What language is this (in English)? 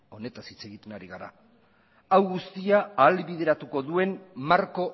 Basque